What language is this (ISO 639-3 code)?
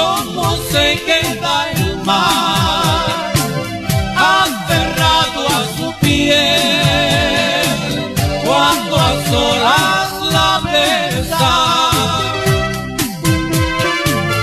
ell